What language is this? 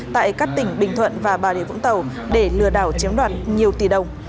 Vietnamese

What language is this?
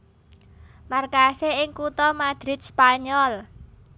Javanese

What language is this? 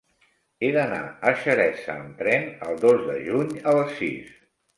Catalan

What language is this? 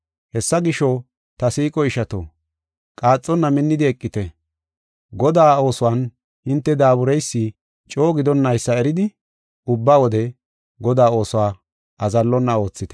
Gofa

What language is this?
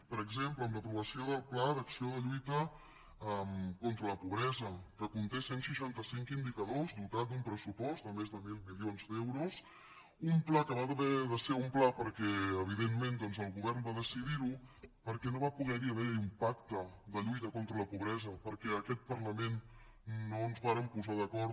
Catalan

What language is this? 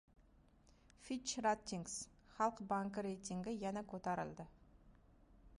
Uzbek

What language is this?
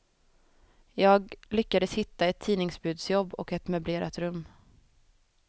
Swedish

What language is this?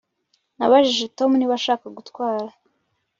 Kinyarwanda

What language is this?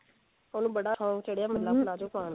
Punjabi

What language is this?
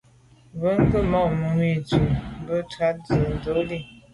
Medumba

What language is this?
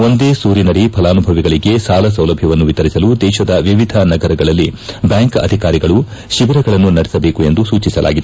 Kannada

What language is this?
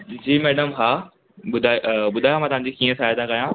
Sindhi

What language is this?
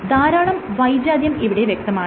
Malayalam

